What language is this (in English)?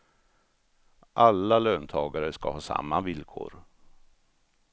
Swedish